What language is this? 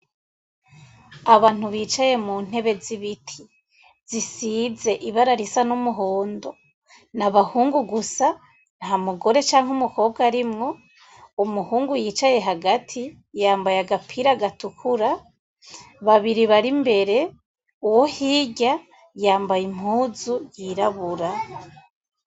Rundi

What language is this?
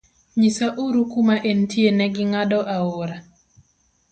Luo (Kenya and Tanzania)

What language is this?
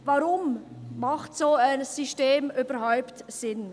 Swiss German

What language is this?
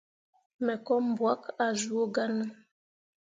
Mundang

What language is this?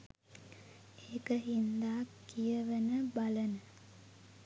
Sinhala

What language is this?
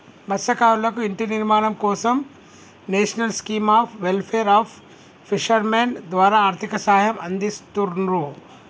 Telugu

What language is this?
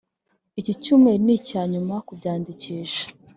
Kinyarwanda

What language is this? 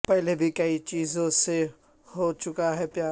Urdu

